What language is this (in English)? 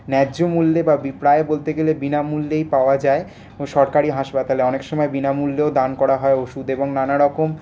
Bangla